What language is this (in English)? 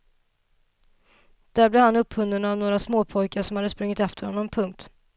Swedish